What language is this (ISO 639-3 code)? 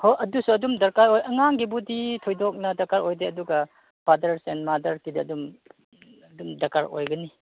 mni